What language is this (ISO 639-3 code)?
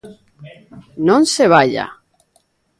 glg